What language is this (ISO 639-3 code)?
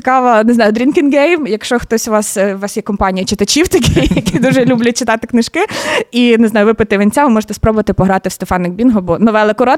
ukr